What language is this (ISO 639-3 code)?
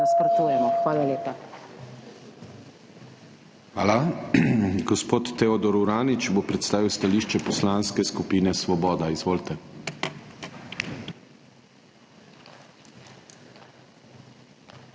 slv